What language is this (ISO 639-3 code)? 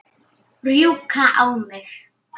isl